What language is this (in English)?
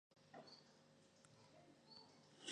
Georgian